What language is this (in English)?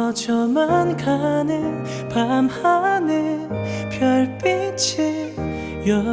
Korean